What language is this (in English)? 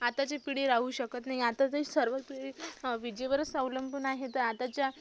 Marathi